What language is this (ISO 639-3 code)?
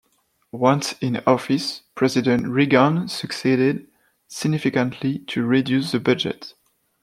eng